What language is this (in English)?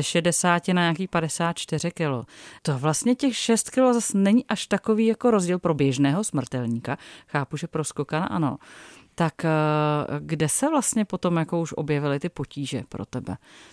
Czech